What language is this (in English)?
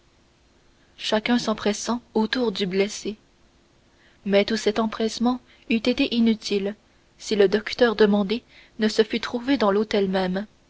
French